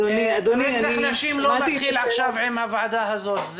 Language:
Hebrew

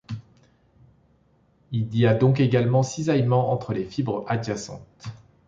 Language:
French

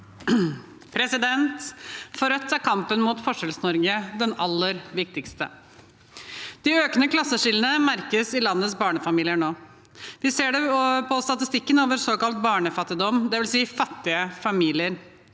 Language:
Norwegian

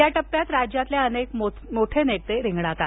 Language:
Marathi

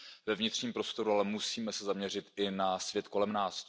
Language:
Czech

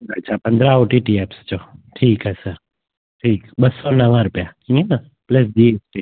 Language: Sindhi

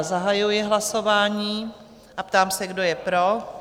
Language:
Czech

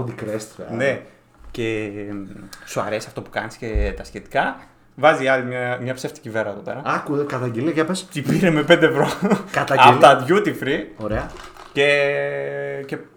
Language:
Greek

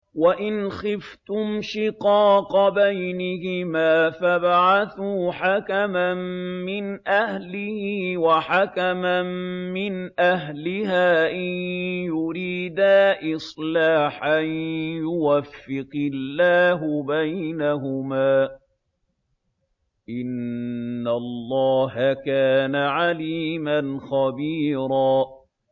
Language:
Arabic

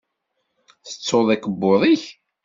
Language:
Kabyle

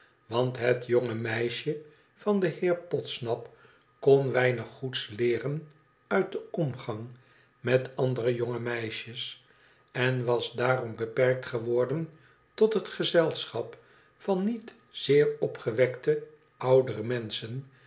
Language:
Dutch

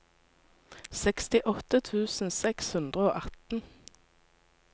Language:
Norwegian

